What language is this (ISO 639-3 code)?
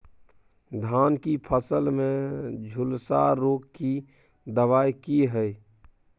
mai